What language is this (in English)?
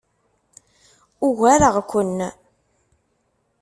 Kabyle